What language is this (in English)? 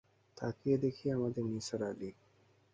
Bangla